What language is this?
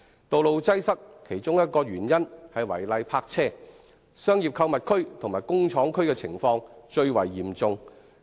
Cantonese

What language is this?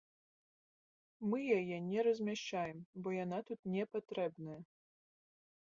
Belarusian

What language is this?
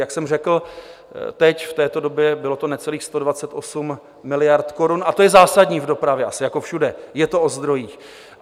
Czech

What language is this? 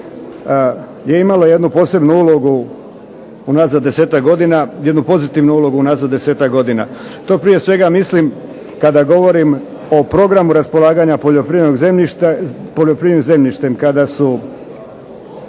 Croatian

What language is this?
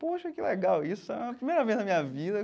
Portuguese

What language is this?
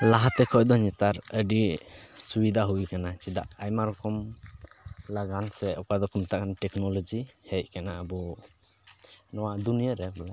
Santali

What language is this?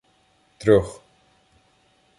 Ukrainian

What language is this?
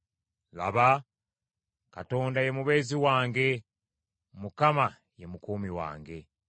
Ganda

